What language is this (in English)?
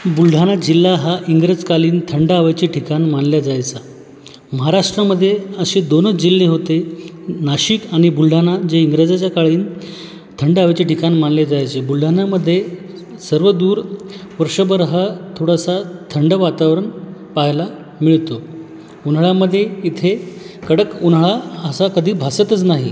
Marathi